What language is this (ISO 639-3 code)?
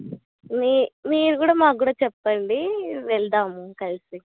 tel